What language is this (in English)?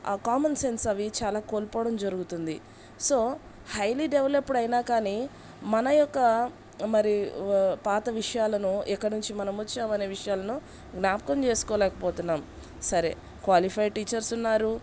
Telugu